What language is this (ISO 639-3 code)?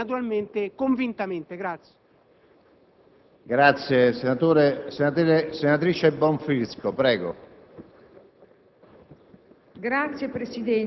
ita